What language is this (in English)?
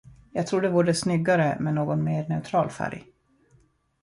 Swedish